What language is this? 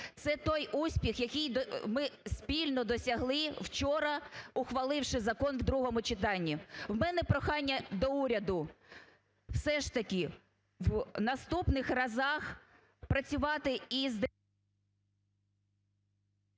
Ukrainian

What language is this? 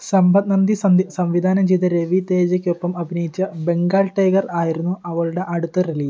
Malayalam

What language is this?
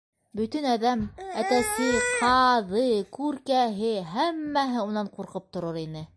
Bashkir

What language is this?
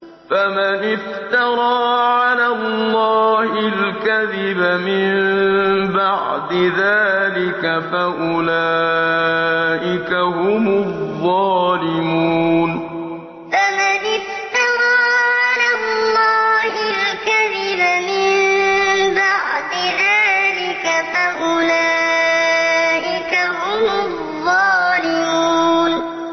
Arabic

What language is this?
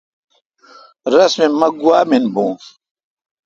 Kalkoti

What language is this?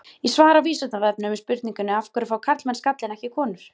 Icelandic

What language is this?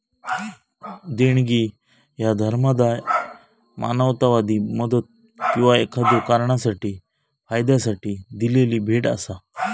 Marathi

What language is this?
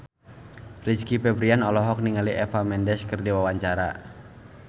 Sundanese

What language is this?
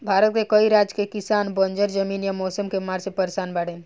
Bhojpuri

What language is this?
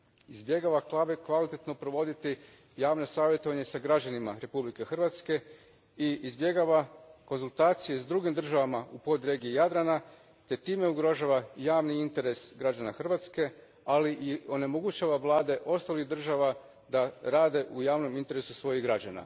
Croatian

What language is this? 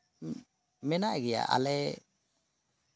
Santali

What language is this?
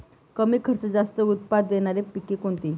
Marathi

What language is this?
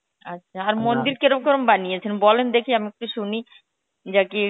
Bangla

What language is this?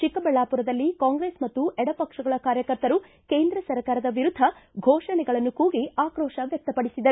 Kannada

